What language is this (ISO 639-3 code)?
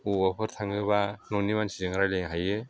brx